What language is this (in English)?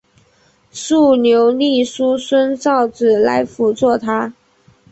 Chinese